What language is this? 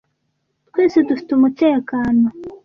Kinyarwanda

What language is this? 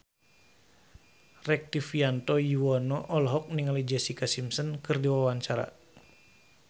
Sundanese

